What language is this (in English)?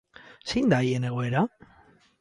Basque